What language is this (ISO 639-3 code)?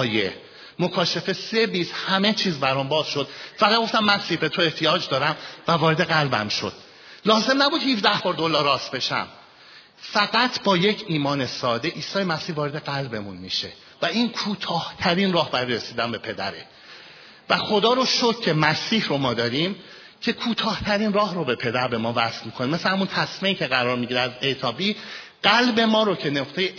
fas